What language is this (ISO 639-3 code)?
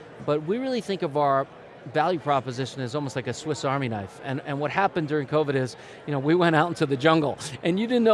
eng